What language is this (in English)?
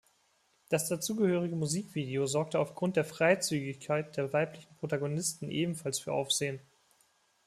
German